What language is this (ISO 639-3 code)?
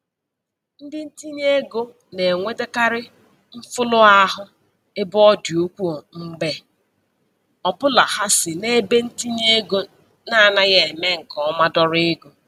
ibo